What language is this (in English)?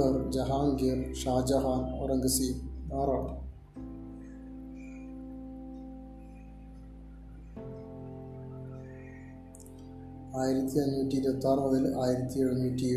Malayalam